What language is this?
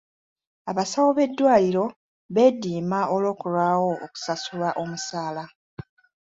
Ganda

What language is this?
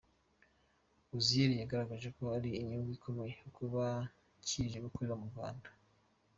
Kinyarwanda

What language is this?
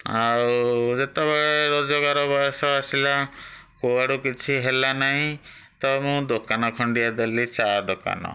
Odia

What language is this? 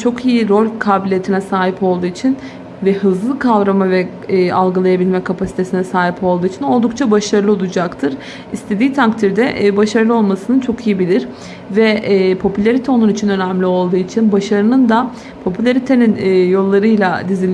Turkish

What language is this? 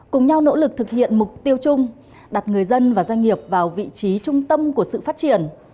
Vietnamese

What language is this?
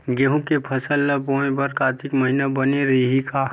Chhattisgarhi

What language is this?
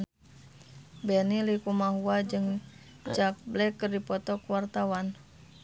Sundanese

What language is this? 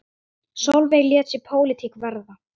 Icelandic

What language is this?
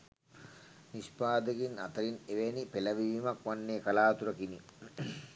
Sinhala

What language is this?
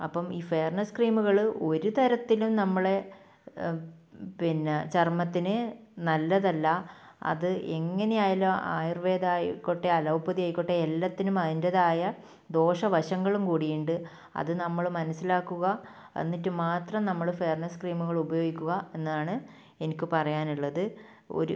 Malayalam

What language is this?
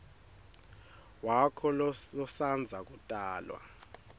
Swati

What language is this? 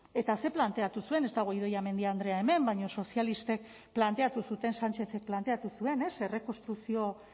Basque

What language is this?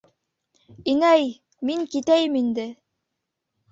Bashkir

